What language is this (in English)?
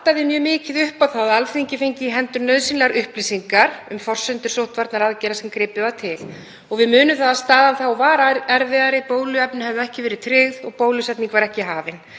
Icelandic